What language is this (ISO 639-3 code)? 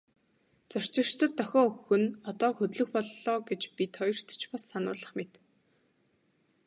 mon